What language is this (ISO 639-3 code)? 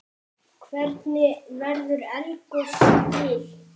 isl